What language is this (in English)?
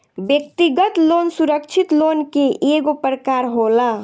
Bhojpuri